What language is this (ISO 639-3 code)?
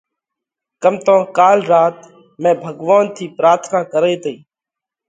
kvx